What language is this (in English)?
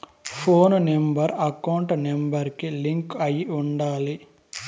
Telugu